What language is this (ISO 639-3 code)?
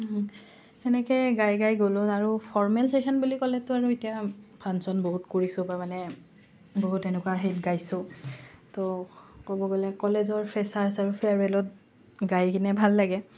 asm